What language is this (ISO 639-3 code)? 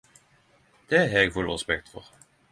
nno